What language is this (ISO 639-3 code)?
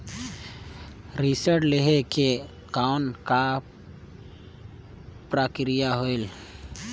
hne